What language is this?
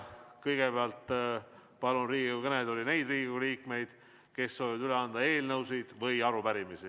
Estonian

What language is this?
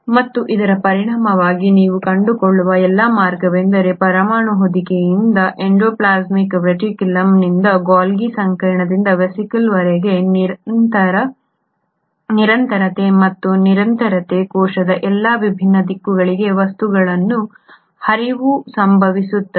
Kannada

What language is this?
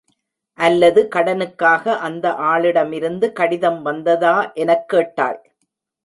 Tamil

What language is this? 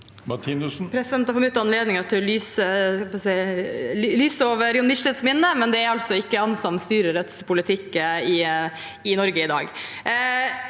Norwegian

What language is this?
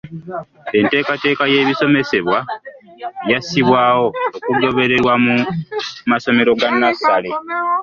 Ganda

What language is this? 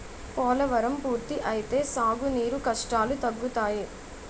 Telugu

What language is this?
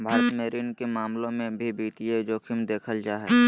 Magahi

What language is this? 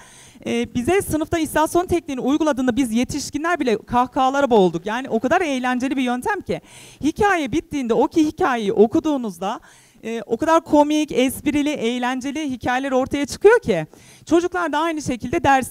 Turkish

